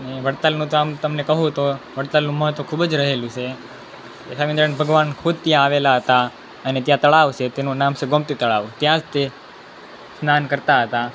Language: Gujarati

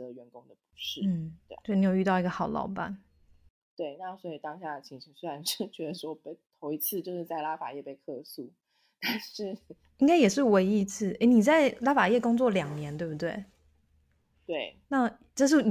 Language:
Chinese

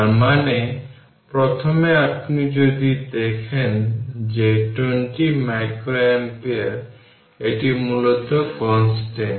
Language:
Bangla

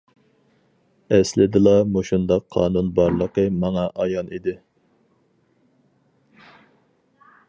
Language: Uyghur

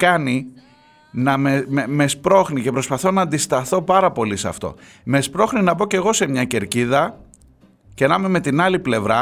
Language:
Greek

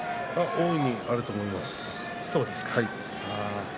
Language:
Japanese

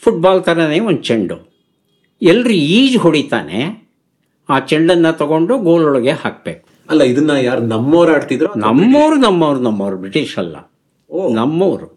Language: Kannada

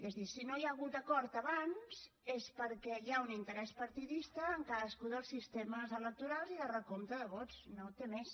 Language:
Catalan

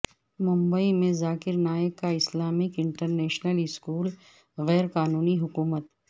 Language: Urdu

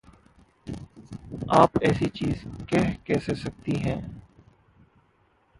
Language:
Hindi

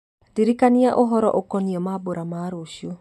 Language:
Kikuyu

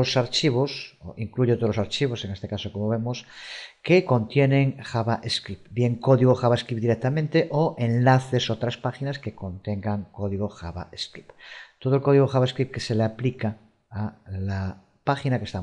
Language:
Spanish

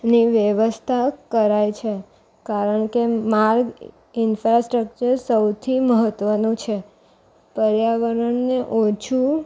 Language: Gujarati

